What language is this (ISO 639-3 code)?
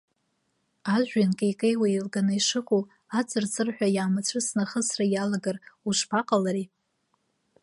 abk